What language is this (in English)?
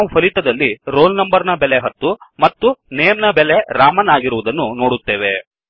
Kannada